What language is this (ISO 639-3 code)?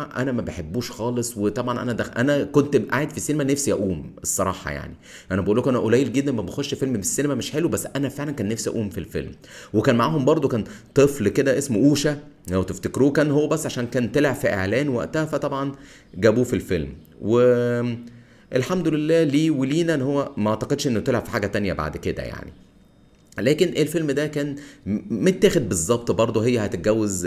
ara